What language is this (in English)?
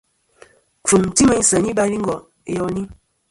Kom